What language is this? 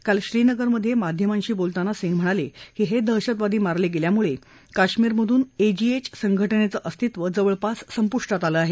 Marathi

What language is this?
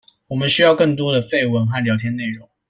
Chinese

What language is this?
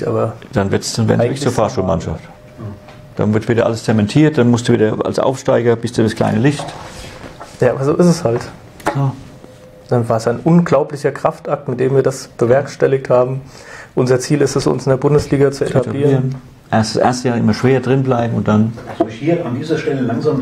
German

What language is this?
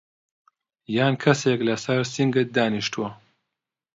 Central Kurdish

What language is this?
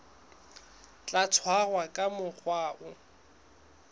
Southern Sotho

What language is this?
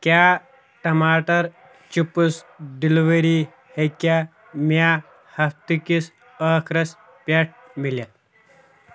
Kashmiri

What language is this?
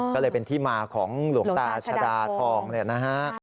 Thai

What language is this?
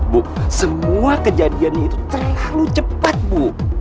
Indonesian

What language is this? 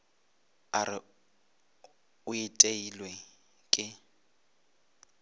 Northern Sotho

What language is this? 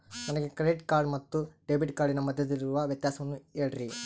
Kannada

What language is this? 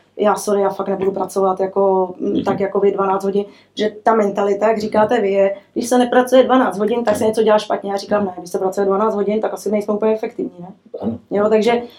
Czech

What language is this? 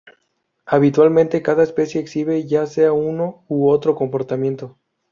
Spanish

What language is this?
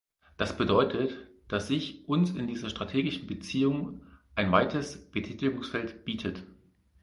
German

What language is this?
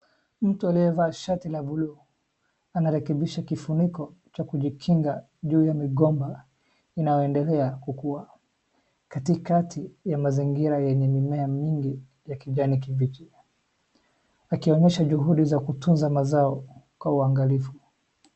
Swahili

